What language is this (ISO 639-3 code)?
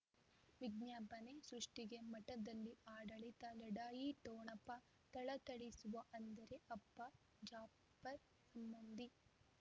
kan